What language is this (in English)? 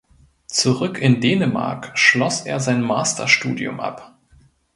German